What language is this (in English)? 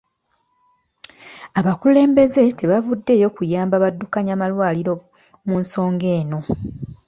Ganda